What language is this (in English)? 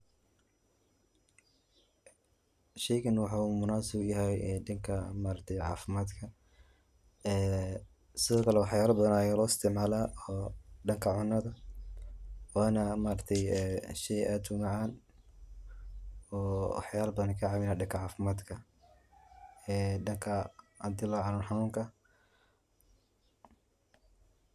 Somali